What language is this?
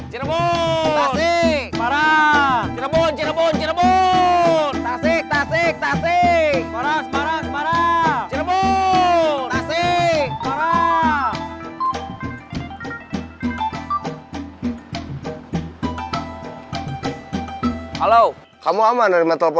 Indonesian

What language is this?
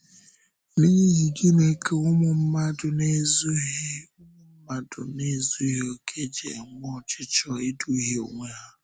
Igbo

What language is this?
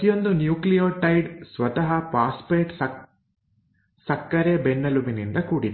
Kannada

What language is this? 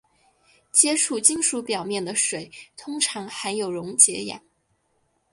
Chinese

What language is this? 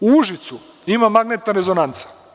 Serbian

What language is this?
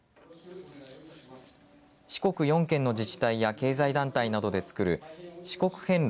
Japanese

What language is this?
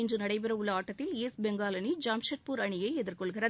Tamil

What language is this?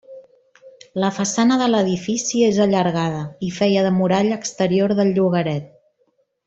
Catalan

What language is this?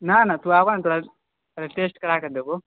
Maithili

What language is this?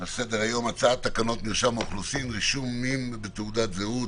Hebrew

